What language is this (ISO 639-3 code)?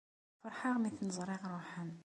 kab